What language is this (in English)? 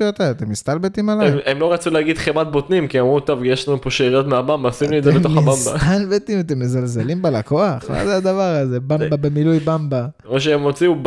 Hebrew